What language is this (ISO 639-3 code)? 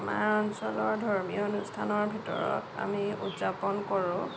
asm